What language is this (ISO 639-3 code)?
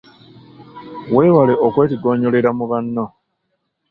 lug